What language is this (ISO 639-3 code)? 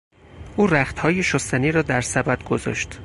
fas